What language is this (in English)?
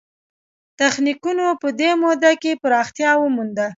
Pashto